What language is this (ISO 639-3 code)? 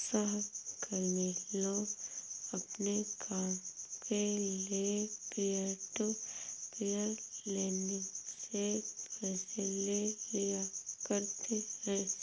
hin